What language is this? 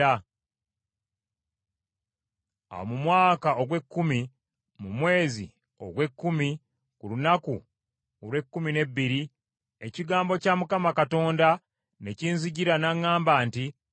Ganda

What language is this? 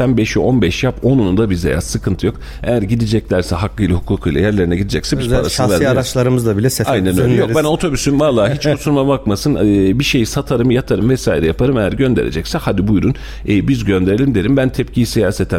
Turkish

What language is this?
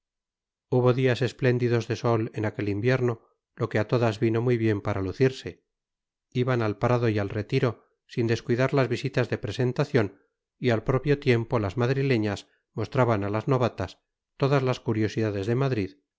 Spanish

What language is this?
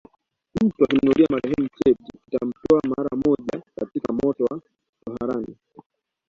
Swahili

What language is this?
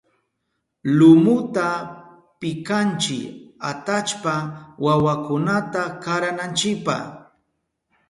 Southern Pastaza Quechua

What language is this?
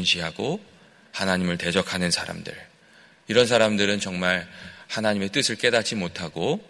Korean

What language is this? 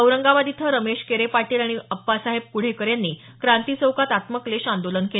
Marathi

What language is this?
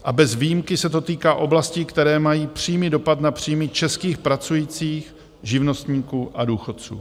Czech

